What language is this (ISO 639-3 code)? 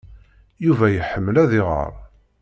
kab